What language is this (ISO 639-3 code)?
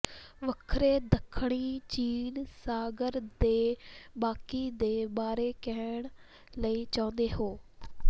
pan